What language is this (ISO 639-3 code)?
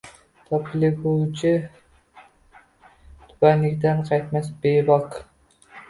uzb